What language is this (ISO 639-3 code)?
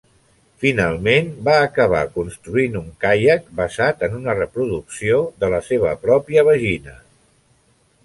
cat